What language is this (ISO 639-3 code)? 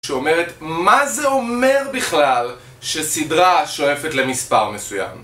heb